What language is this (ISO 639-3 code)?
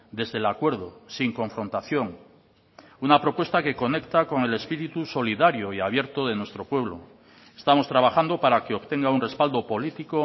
spa